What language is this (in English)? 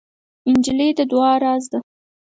Pashto